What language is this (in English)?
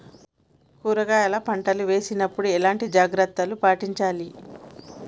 Telugu